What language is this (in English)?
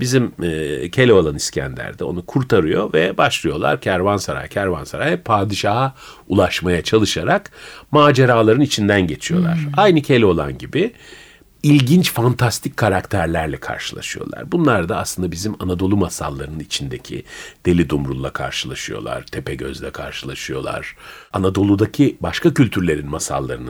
Turkish